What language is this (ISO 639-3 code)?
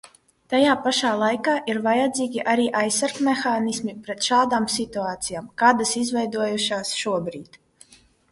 lav